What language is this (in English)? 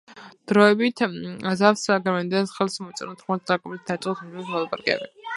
Georgian